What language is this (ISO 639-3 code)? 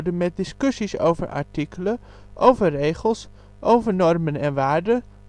nld